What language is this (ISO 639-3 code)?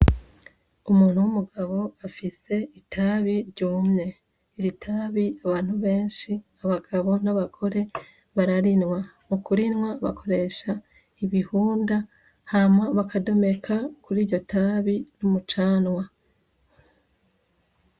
run